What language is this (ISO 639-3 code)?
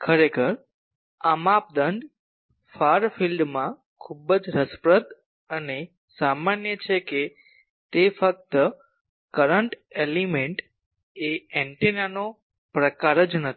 guj